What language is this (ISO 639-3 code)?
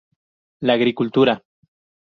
spa